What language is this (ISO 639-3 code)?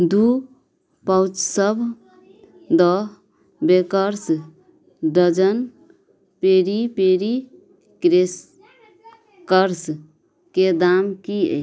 mai